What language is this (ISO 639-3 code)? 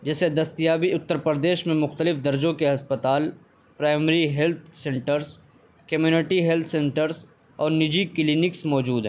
urd